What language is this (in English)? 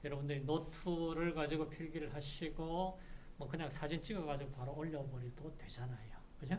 Korean